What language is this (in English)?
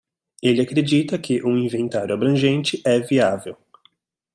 Portuguese